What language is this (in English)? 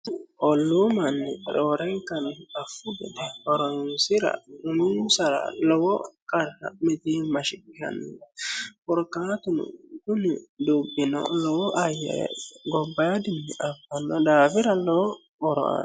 Sidamo